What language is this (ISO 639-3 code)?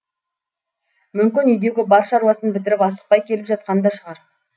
kaz